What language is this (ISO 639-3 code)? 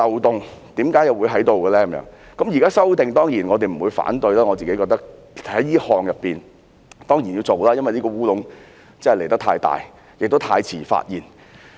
yue